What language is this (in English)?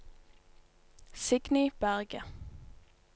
Norwegian